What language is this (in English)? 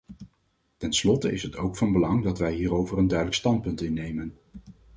Dutch